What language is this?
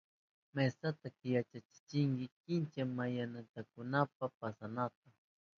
Southern Pastaza Quechua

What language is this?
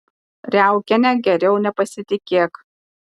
Lithuanian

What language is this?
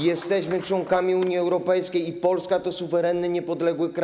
Polish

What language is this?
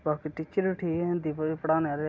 Dogri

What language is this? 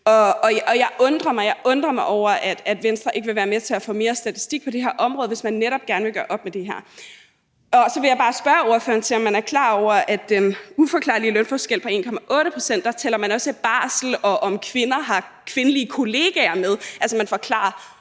Danish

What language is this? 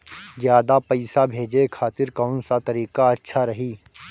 Bhojpuri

